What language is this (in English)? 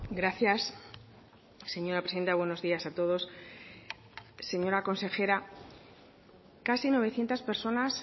Spanish